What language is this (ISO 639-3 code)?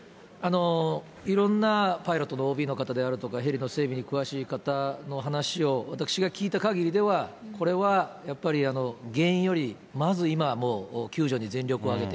jpn